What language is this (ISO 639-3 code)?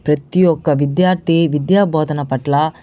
tel